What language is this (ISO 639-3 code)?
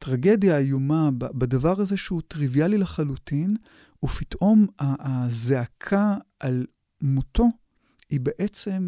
heb